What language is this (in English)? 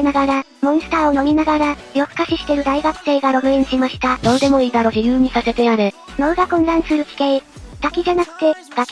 Japanese